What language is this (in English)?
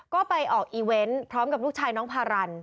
Thai